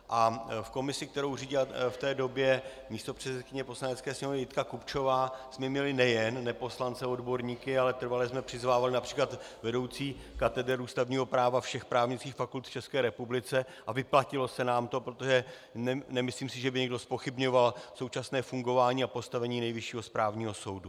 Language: Czech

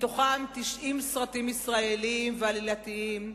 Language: Hebrew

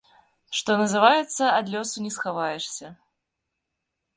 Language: Belarusian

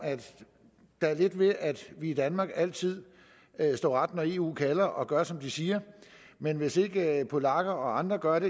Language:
Danish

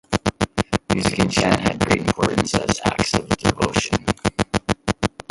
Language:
English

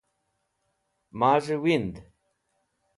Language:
Wakhi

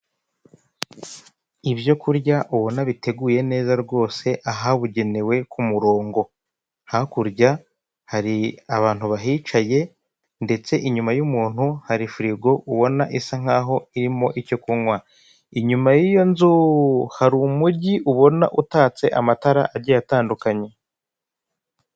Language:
Kinyarwanda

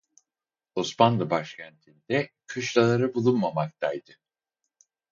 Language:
Turkish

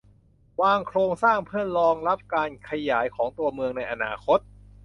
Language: Thai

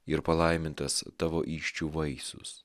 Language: Lithuanian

